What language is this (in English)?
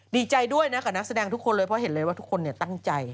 Thai